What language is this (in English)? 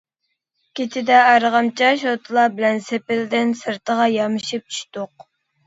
Uyghur